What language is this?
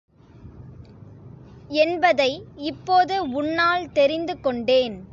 Tamil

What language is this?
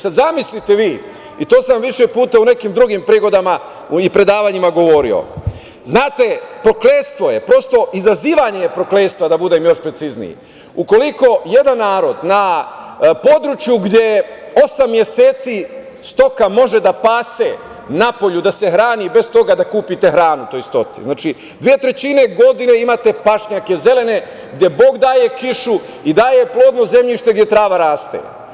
Serbian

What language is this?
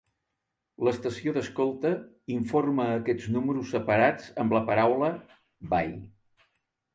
Catalan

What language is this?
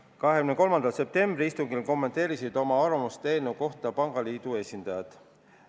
Estonian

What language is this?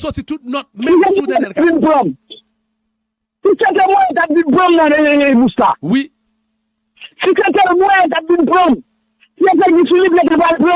French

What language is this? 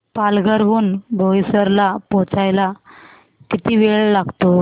Marathi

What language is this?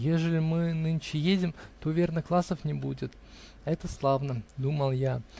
Russian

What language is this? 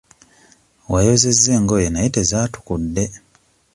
Ganda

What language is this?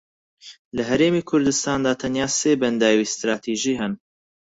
Central Kurdish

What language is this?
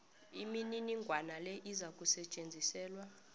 South Ndebele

